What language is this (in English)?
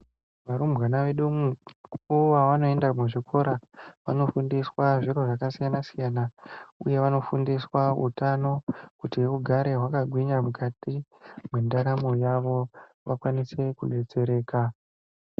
Ndau